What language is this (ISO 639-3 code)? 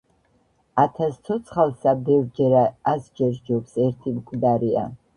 kat